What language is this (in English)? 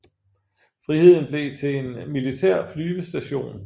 Danish